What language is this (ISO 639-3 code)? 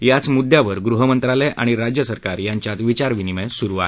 mar